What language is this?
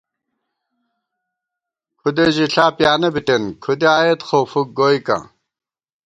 Gawar-Bati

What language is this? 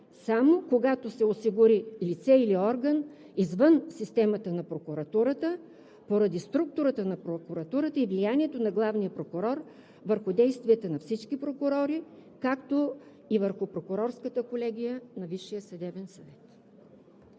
Bulgarian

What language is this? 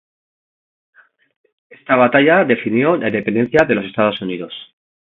Spanish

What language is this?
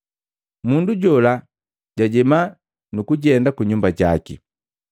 Matengo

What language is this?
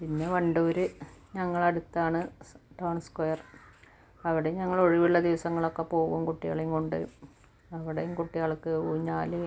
Malayalam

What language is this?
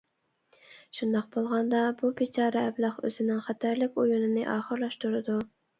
Uyghur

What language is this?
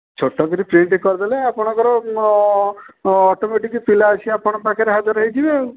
Odia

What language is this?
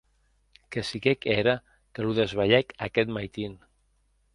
Occitan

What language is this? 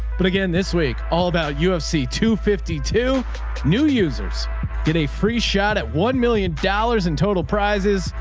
English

